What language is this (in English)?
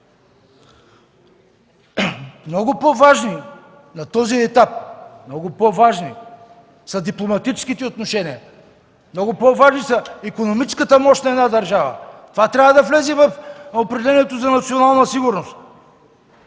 Bulgarian